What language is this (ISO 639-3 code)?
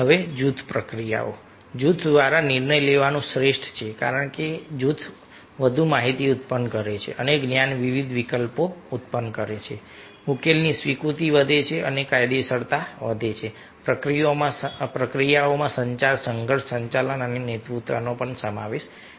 guj